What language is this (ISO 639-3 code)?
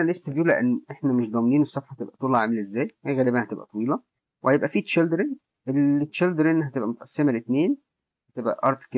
ara